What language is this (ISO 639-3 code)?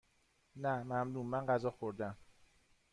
fas